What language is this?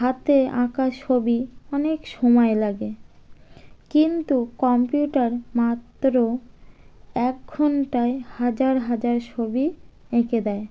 Bangla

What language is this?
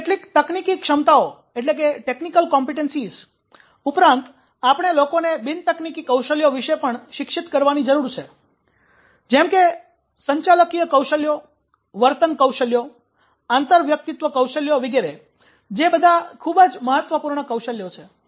Gujarati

